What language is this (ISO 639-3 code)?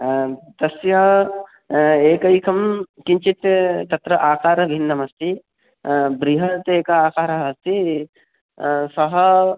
san